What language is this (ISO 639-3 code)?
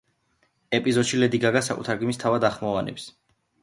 kat